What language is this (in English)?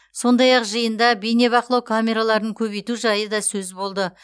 Kazakh